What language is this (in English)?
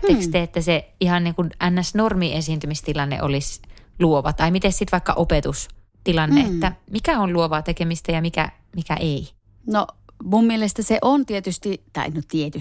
Finnish